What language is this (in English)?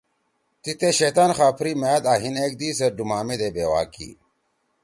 Torwali